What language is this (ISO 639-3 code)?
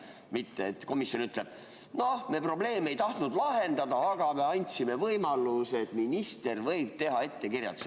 est